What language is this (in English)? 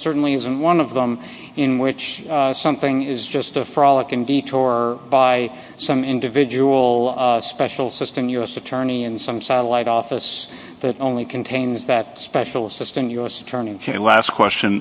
English